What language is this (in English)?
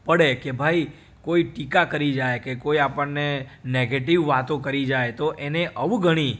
Gujarati